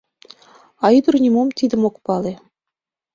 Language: Mari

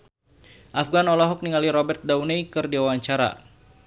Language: Sundanese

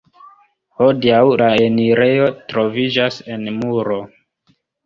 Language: Esperanto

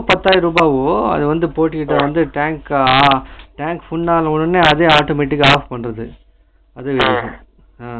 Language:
Tamil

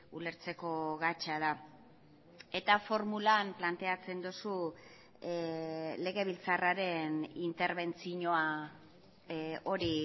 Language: Basque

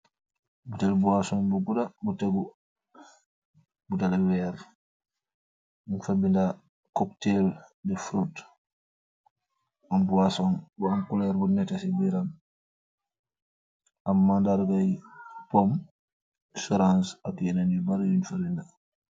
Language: Wolof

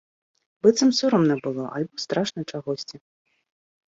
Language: Belarusian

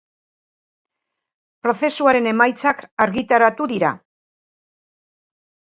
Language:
Basque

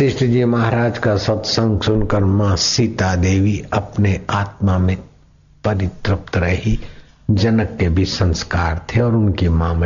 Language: Hindi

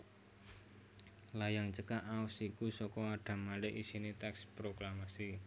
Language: Javanese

